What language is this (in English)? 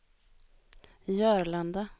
Swedish